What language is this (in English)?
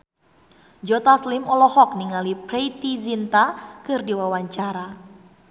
Sundanese